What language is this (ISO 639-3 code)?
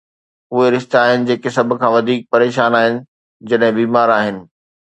snd